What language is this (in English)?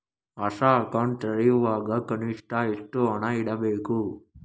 Kannada